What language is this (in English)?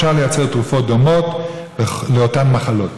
Hebrew